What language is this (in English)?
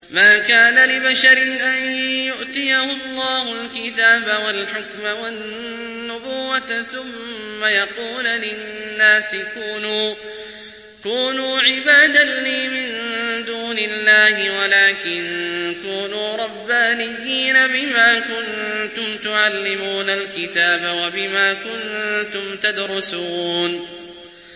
Arabic